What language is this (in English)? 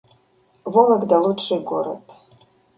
Russian